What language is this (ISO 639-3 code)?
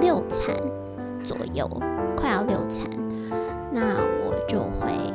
zho